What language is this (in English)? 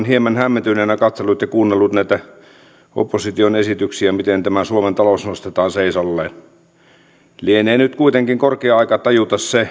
Finnish